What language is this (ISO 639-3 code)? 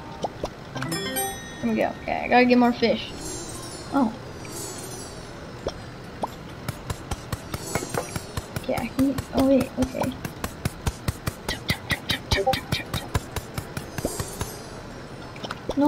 eng